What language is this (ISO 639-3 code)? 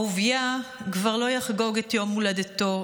heb